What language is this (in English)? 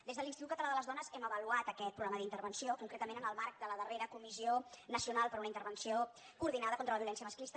Catalan